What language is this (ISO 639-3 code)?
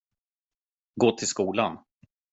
swe